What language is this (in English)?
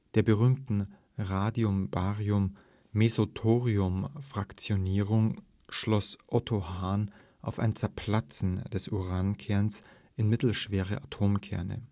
German